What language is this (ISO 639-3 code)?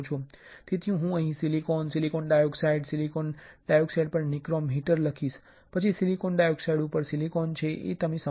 guj